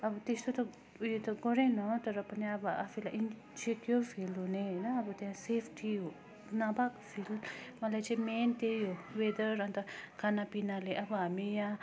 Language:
Nepali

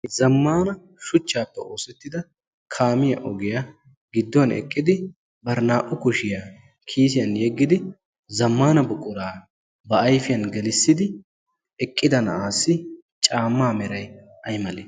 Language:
Wolaytta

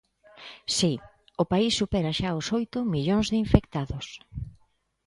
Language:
Galician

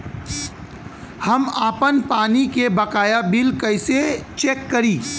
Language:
Bhojpuri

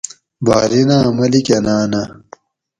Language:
Gawri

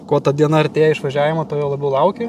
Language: Lithuanian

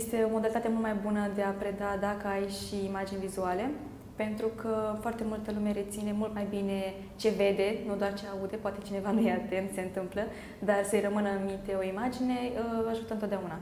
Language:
Romanian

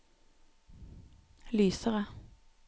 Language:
Norwegian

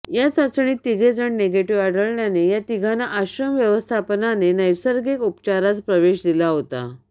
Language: Marathi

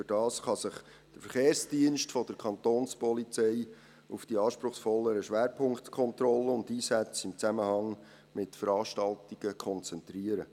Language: Swiss German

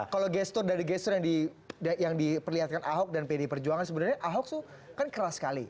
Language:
Indonesian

